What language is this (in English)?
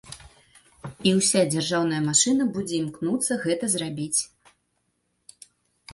Belarusian